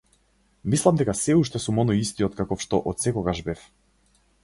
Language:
Macedonian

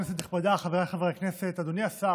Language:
Hebrew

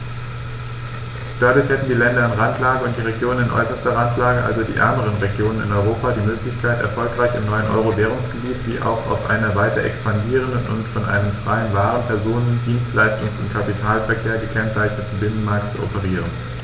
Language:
German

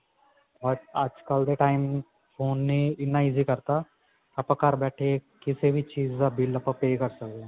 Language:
Punjabi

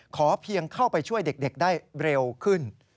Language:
Thai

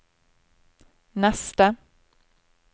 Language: Norwegian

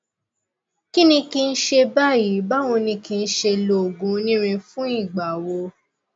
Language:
Yoruba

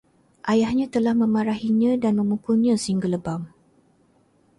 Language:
Malay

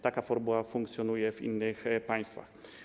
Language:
Polish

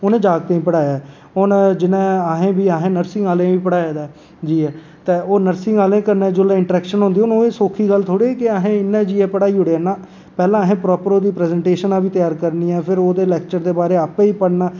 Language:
Dogri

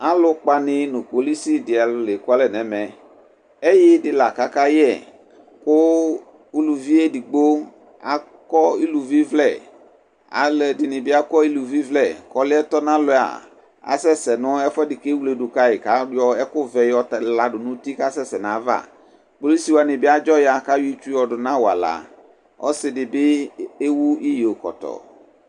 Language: Ikposo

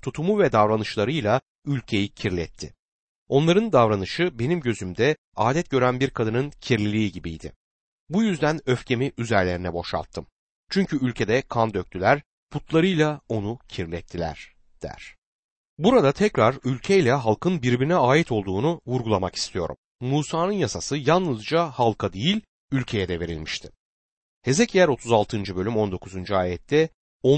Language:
Turkish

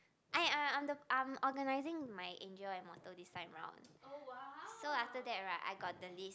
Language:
English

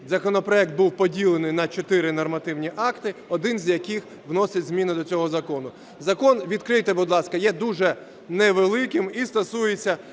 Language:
Ukrainian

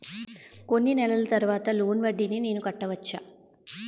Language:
Telugu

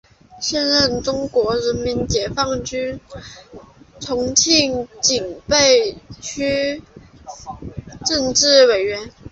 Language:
Chinese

